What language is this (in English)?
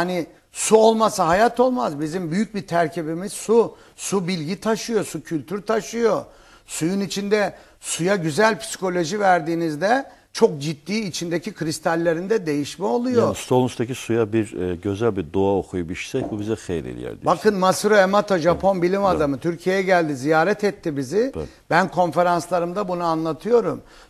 Turkish